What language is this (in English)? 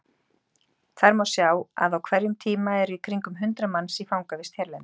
Icelandic